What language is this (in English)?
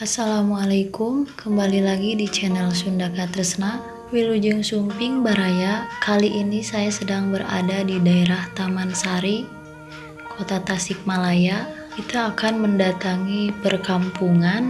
Indonesian